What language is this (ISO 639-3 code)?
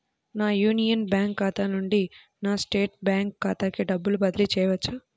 tel